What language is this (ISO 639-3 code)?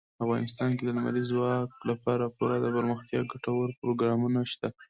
pus